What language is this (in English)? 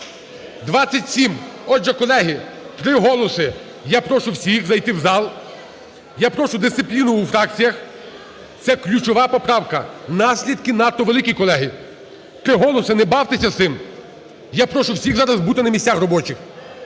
Ukrainian